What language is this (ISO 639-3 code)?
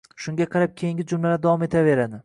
uzb